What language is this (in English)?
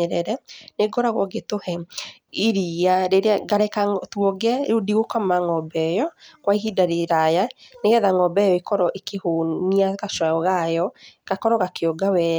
Kikuyu